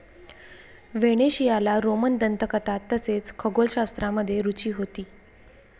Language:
Marathi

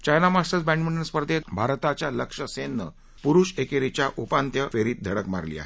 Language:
Marathi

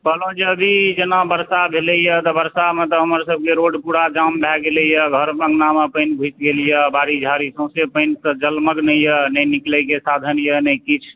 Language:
Maithili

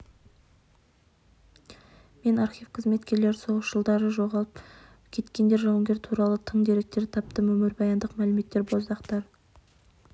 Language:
Kazakh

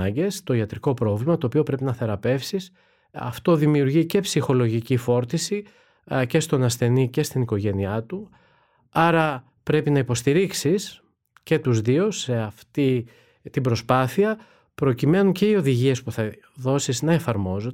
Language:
Greek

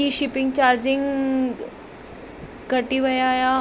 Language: Sindhi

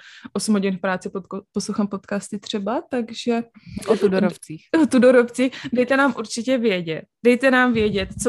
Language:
Czech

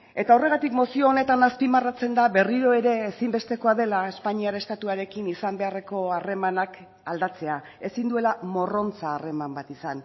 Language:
Basque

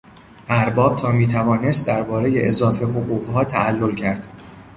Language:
Persian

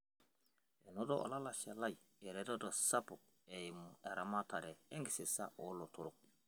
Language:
Masai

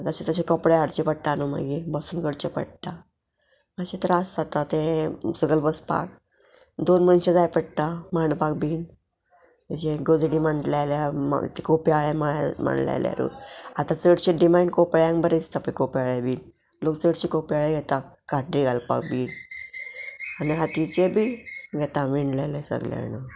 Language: Konkani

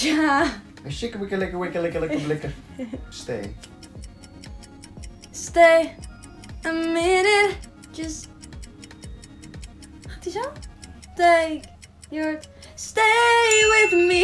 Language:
Dutch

